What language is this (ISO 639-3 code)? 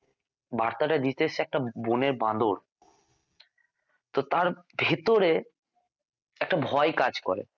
ben